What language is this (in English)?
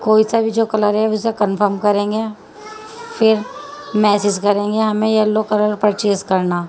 Urdu